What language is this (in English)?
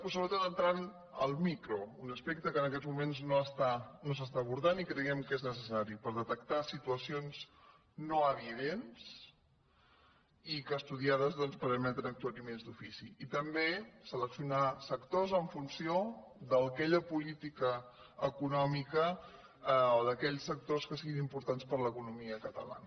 Catalan